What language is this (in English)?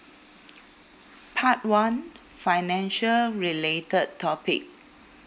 English